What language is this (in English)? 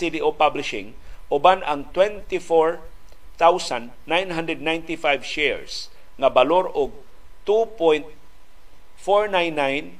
Filipino